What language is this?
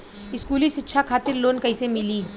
Bhojpuri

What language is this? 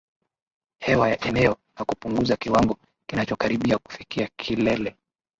Swahili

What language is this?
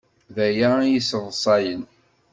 Kabyle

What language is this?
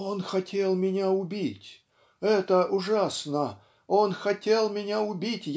Russian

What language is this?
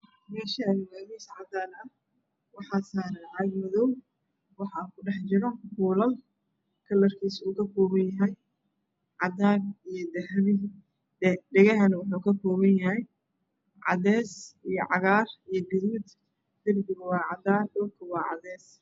Somali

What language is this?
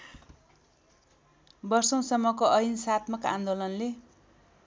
Nepali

